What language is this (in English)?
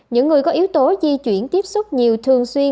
Vietnamese